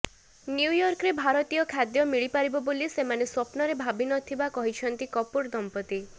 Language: Odia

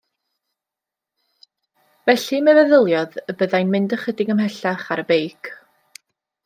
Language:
Welsh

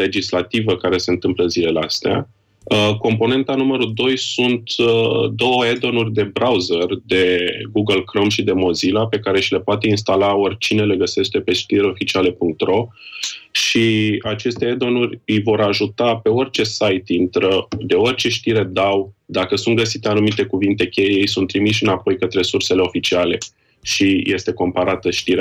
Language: Romanian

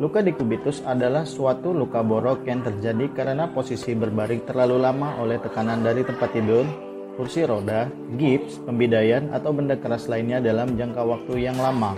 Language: Indonesian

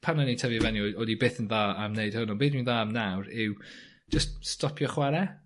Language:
Welsh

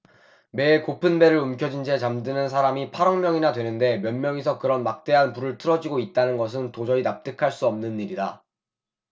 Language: Korean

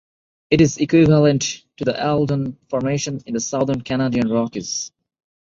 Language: English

